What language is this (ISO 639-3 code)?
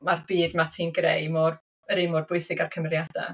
cym